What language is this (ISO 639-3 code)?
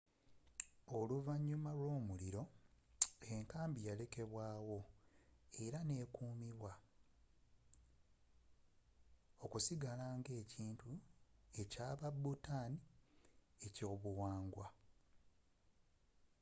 lug